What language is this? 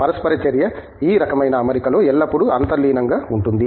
Telugu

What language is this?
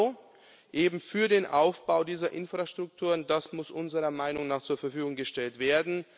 German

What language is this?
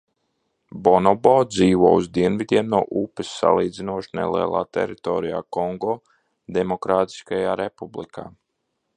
Latvian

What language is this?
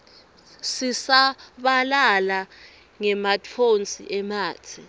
Swati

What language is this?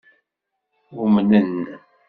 Kabyle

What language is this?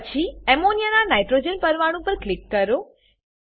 Gujarati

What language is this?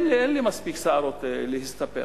Hebrew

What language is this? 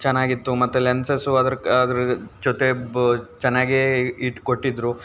Kannada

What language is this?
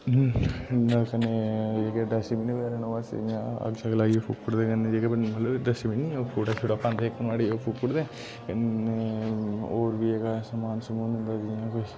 Dogri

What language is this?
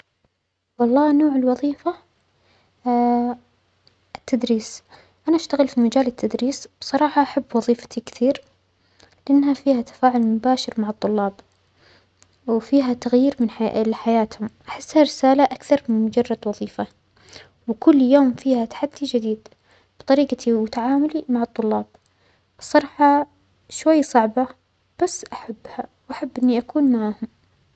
Omani Arabic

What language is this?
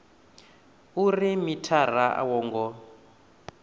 Venda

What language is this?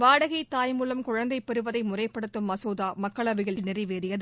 Tamil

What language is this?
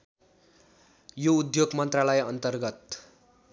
Nepali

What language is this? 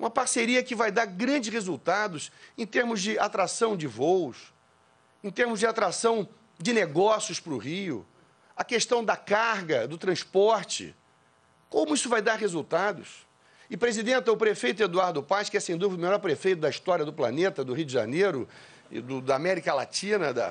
Portuguese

